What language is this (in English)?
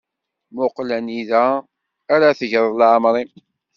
Kabyle